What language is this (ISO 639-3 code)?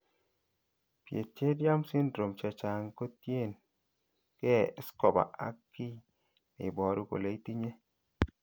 kln